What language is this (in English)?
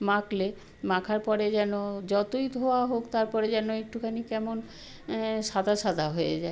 Bangla